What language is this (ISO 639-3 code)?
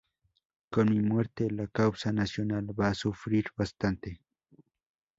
spa